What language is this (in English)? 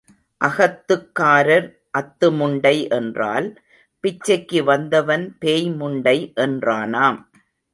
Tamil